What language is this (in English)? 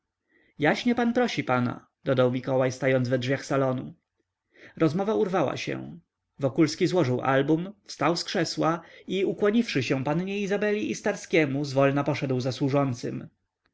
Polish